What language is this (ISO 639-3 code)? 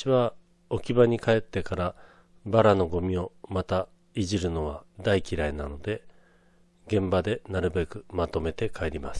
jpn